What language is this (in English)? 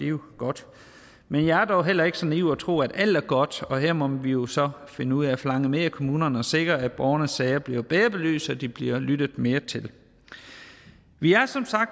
Danish